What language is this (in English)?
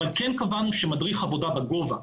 Hebrew